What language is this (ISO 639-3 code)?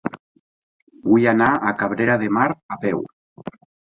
cat